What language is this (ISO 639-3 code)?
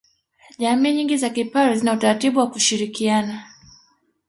swa